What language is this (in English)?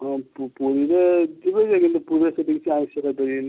Odia